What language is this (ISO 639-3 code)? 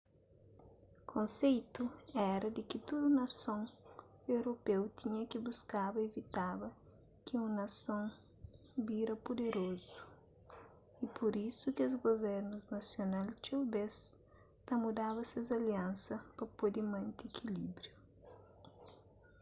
kea